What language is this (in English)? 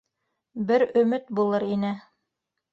Bashkir